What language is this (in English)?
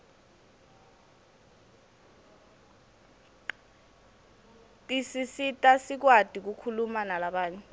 Swati